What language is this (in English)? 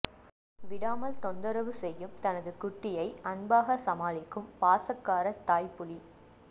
Tamil